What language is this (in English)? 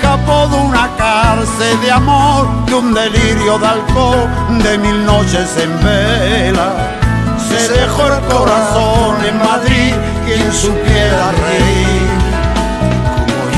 Spanish